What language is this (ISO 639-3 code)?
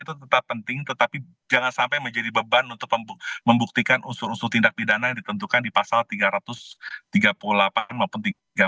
ind